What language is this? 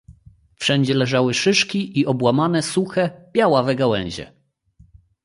Polish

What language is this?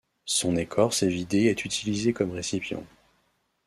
French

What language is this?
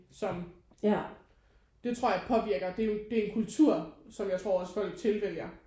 Danish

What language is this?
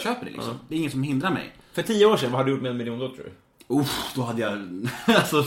Swedish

